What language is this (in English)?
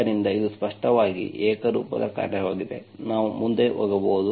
Kannada